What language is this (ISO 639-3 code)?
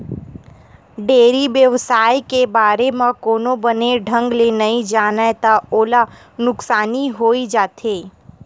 hne